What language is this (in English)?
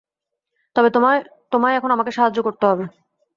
Bangla